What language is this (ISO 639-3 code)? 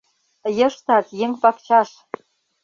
chm